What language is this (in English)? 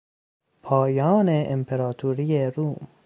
Persian